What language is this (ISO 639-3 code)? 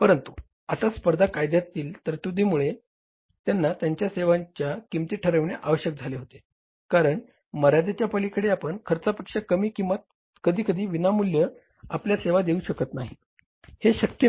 mar